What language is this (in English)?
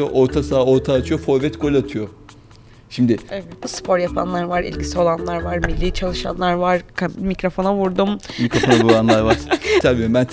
Turkish